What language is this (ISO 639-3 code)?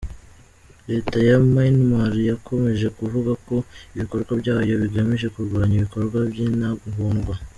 kin